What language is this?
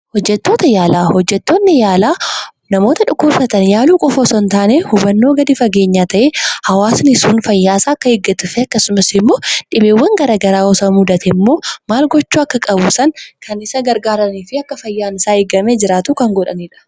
Oromo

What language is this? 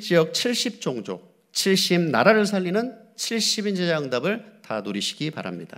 Korean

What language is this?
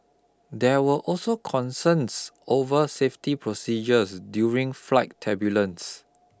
English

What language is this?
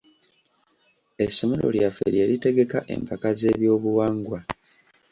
Ganda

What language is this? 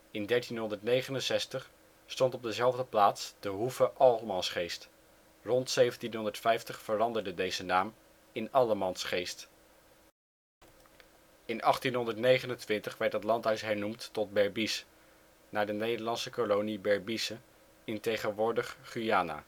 Dutch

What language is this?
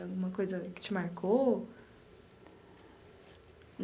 Portuguese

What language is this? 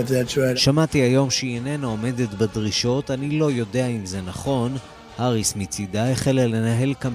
Hebrew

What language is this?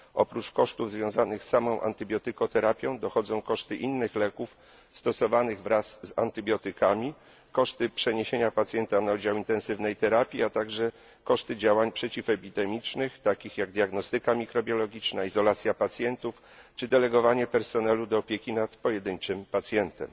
Polish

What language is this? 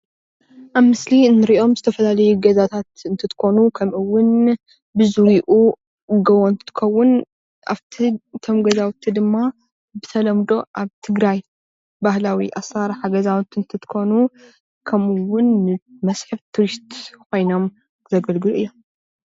Tigrinya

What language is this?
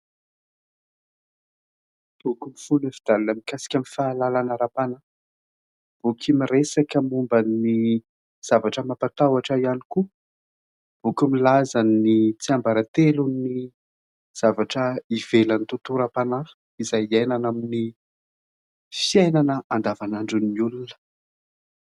Malagasy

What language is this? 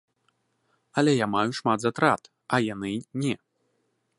Belarusian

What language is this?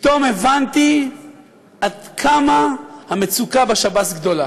Hebrew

